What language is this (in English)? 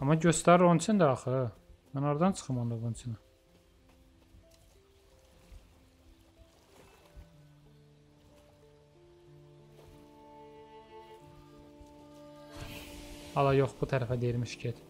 Turkish